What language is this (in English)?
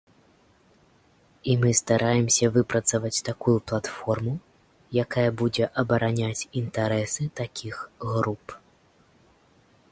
Belarusian